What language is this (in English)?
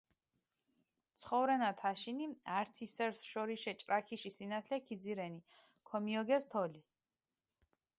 Mingrelian